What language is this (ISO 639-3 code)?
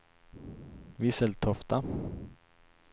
swe